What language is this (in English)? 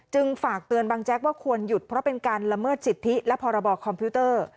Thai